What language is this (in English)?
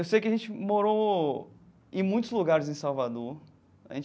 Portuguese